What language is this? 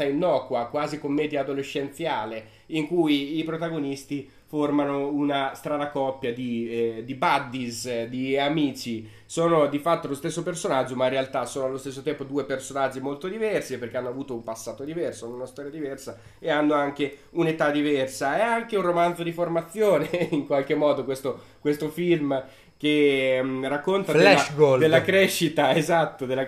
Italian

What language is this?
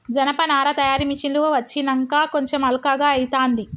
Telugu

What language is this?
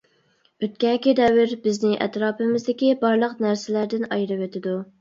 Uyghur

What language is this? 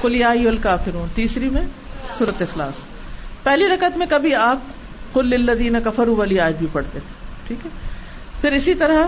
Urdu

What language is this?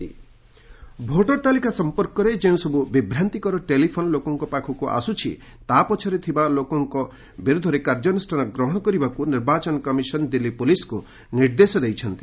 Odia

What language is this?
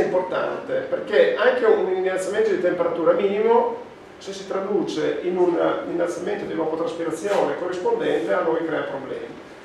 Italian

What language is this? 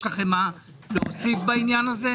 Hebrew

